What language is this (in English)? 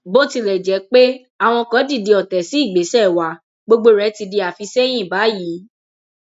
Yoruba